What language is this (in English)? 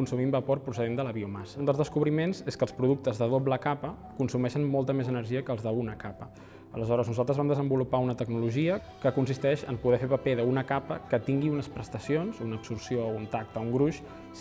Catalan